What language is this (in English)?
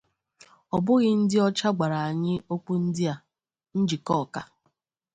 Igbo